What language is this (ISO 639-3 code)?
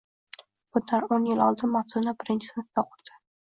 uzb